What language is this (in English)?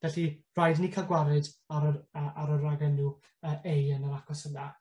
Welsh